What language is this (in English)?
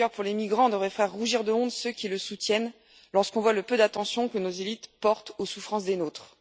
French